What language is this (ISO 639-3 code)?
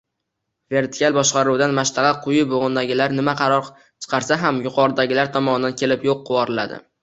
uzb